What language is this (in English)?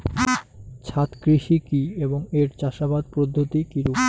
Bangla